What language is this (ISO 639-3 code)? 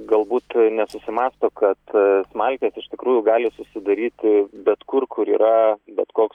lit